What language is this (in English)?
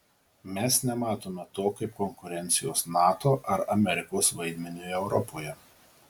Lithuanian